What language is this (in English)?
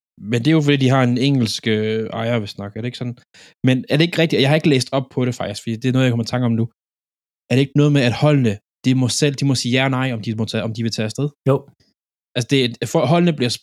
Danish